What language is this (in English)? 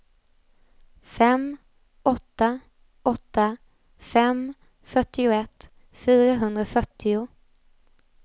Swedish